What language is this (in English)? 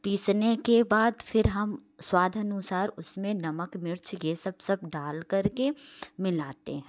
Hindi